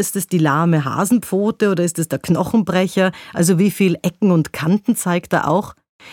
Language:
German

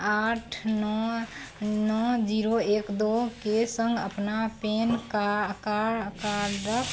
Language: Maithili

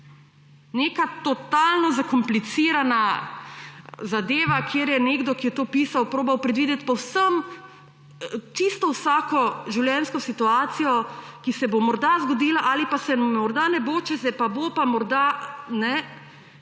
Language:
Slovenian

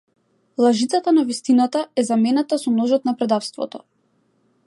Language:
Macedonian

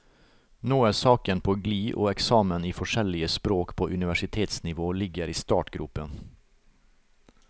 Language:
Norwegian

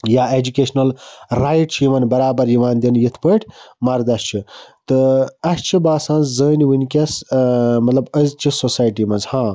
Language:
Kashmiri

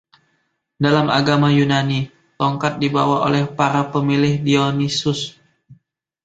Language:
Indonesian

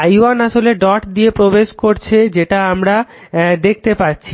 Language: Bangla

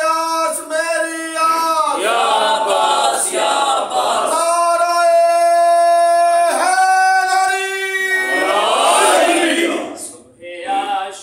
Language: Arabic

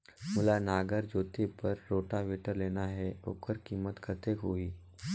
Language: Chhattisgarhi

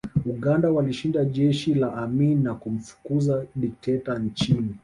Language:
Swahili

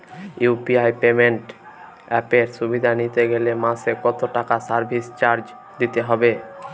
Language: Bangla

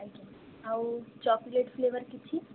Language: Odia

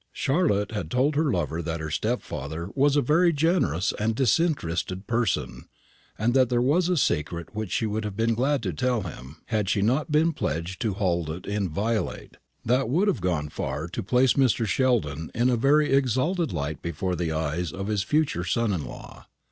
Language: English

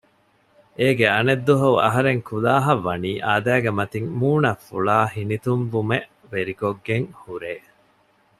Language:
Divehi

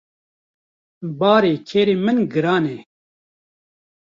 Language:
Kurdish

